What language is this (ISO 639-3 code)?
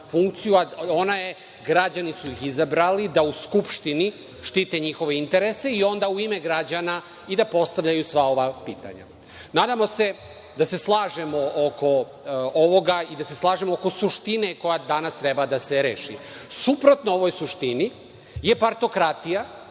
srp